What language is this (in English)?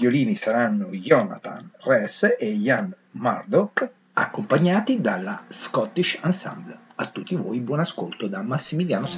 Italian